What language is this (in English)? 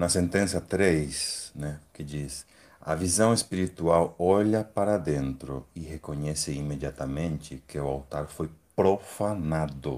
Portuguese